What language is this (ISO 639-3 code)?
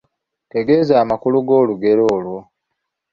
lug